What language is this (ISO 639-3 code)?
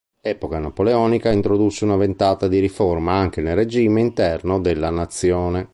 ita